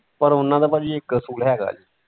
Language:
Punjabi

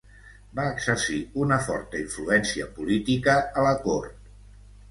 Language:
Catalan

